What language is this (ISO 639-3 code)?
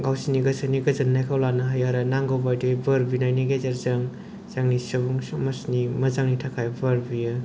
brx